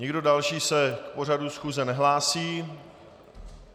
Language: Czech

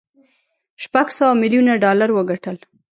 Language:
Pashto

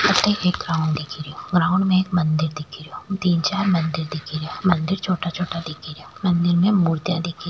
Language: Rajasthani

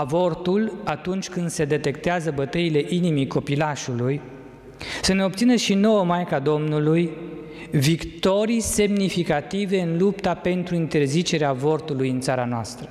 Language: Romanian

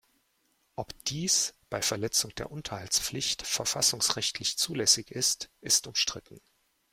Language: German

